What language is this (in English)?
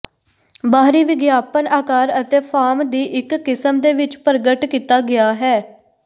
Punjabi